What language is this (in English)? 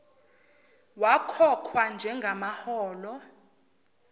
Zulu